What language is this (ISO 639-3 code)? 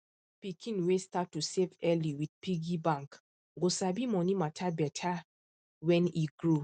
pcm